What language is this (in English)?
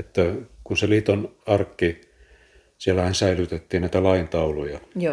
Finnish